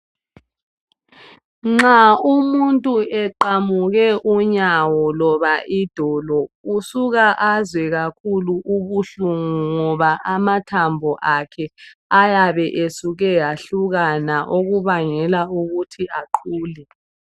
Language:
North Ndebele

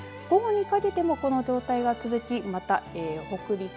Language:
Japanese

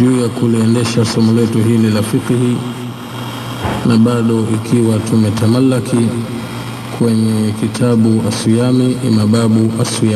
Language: Swahili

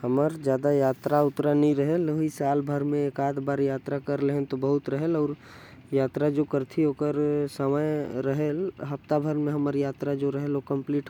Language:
Korwa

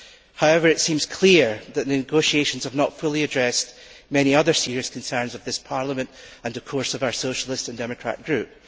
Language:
English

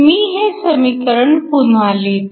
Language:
Marathi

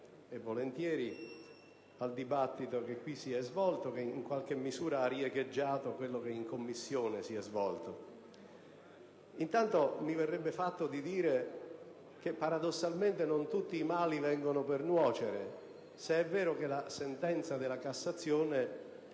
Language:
Italian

